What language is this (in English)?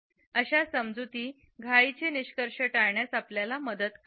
Marathi